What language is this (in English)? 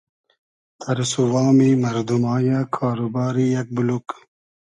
Hazaragi